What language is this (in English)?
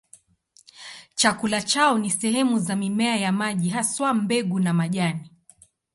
Swahili